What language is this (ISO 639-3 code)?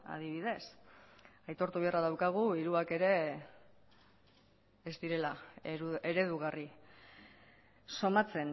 eus